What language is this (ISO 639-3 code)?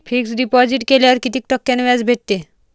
mar